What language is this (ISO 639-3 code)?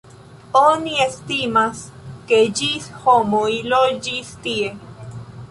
epo